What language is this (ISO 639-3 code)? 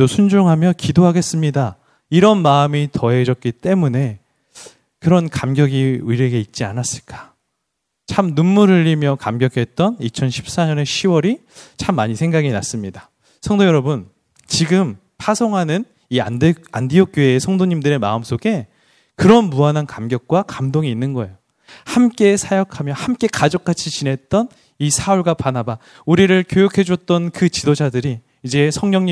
kor